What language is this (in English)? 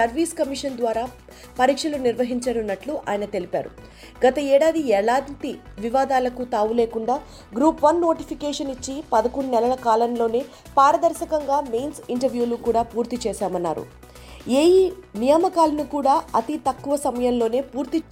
Telugu